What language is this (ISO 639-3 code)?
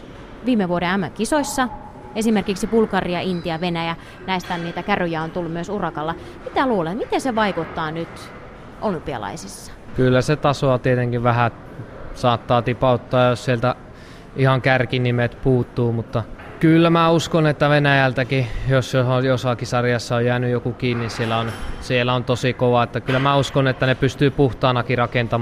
fin